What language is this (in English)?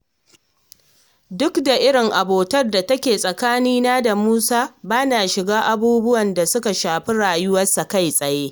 Hausa